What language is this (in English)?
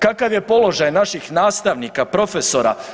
Croatian